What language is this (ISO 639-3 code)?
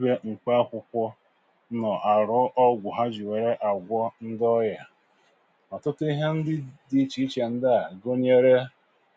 ibo